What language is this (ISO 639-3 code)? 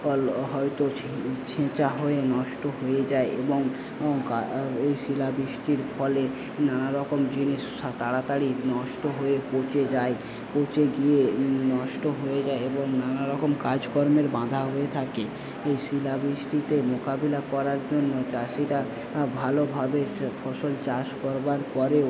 ben